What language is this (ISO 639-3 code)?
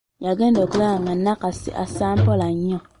lug